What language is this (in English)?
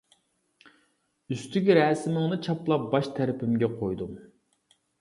Uyghur